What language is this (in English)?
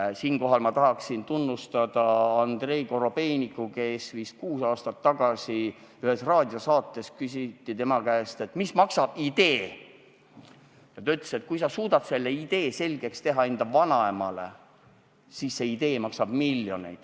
Estonian